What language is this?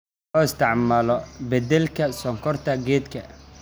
Somali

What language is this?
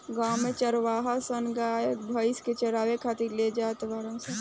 Bhojpuri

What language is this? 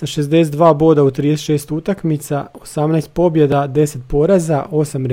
Croatian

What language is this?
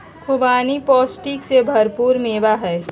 Magahi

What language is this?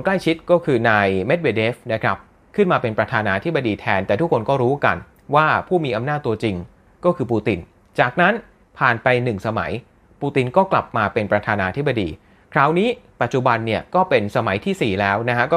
Thai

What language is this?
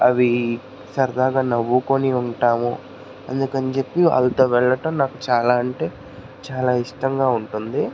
Telugu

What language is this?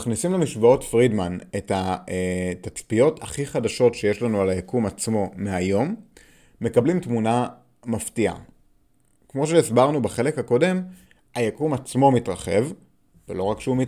Hebrew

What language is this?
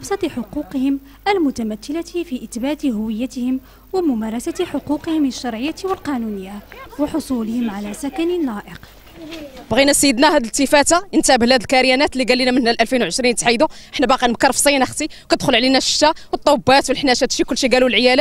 Arabic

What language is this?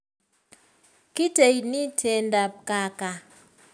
Kalenjin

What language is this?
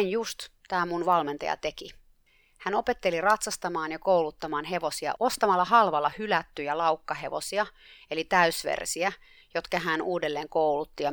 Finnish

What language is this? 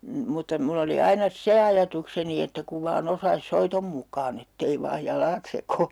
Finnish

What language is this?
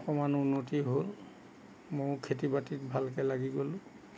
Assamese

